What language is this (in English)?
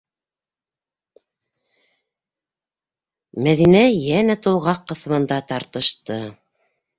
Bashkir